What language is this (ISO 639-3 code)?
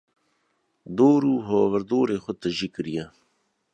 kur